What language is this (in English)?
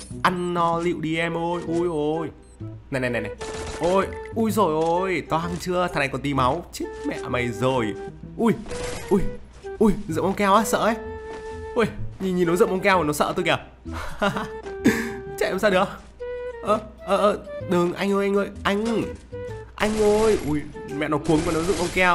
Vietnamese